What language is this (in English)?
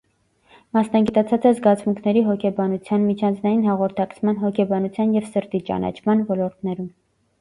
Armenian